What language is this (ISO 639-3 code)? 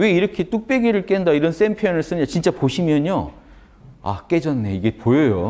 kor